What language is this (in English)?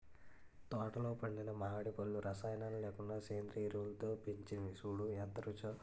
Telugu